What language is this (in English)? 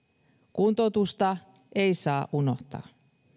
Finnish